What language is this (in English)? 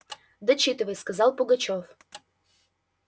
Russian